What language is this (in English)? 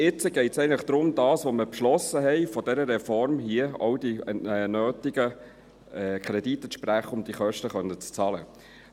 Swiss German